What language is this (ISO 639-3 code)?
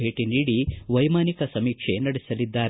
kan